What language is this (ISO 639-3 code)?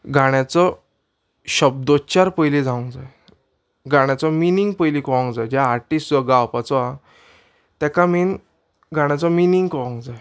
kok